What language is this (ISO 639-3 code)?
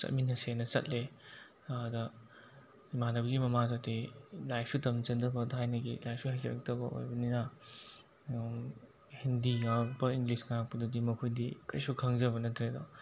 mni